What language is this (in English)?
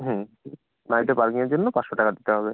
Bangla